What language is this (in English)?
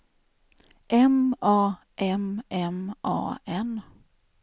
Swedish